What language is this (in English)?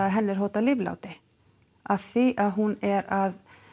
Icelandic